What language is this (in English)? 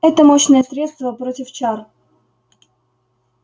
Russian